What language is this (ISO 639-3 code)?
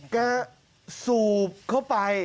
tha